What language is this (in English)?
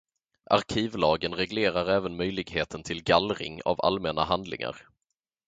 Swedish